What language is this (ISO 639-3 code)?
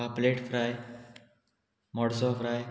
kok